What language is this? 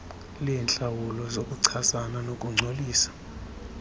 Xhosa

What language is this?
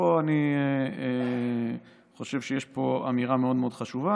Hebrew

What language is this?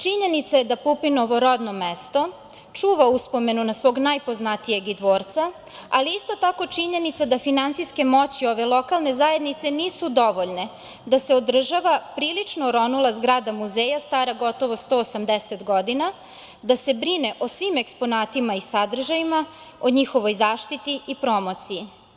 Serbian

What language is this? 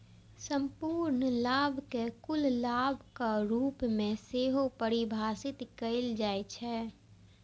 Maithili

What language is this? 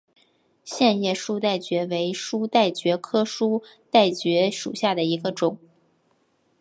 Chinese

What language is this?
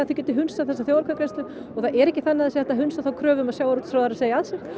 Icelandic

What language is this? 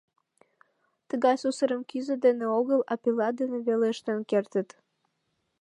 Mari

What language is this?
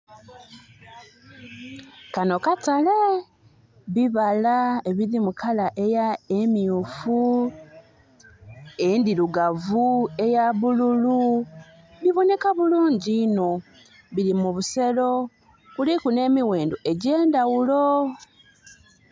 Soga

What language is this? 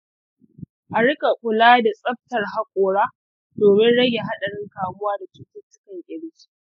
Hausa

